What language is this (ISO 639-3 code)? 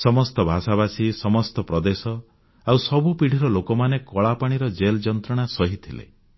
ori